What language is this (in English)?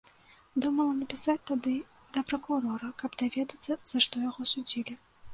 Belarusian